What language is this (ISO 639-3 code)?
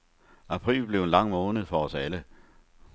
dan